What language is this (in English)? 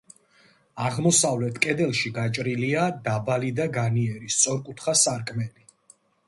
Georgian